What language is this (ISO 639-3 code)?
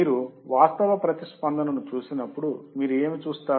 tel